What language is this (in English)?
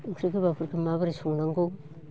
Bodo